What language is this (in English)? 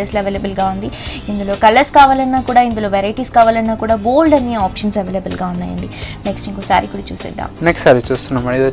Telugu